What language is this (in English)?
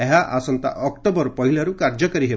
Odia